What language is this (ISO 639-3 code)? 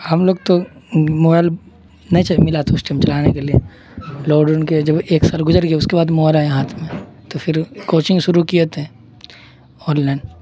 urd